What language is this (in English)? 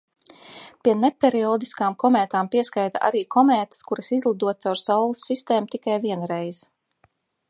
Latvian